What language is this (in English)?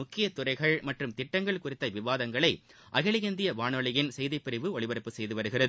Tamil